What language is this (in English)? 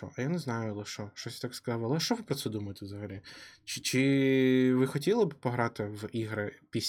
Ukrainian